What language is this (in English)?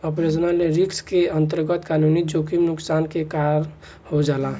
Bhojpuri